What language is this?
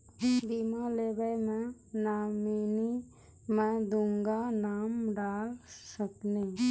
Maithili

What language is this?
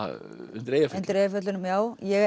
Icelandic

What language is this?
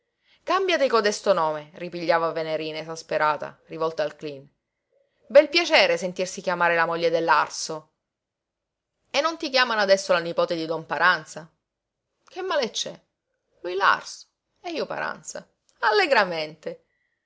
Italian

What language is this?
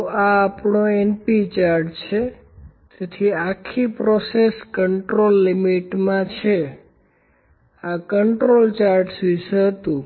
Gujarati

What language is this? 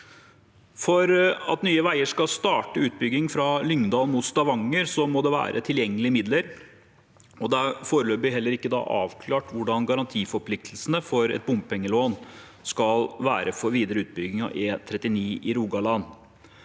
Norwegian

